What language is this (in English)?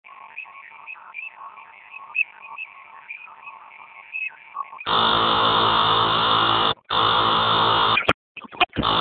Swahili